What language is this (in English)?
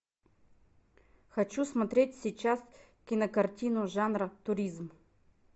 Russian